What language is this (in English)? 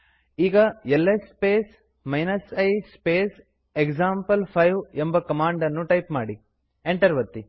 Kannada